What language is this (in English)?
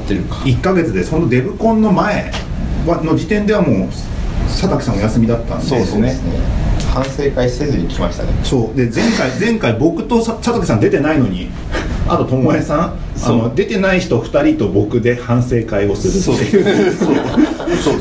Japanese